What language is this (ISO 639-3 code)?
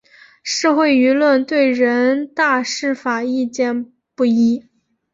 zho